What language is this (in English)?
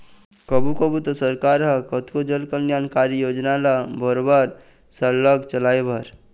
Chhattisgarhi